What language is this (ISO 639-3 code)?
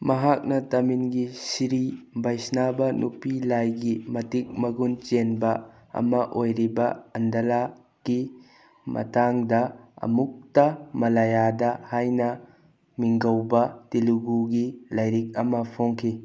mni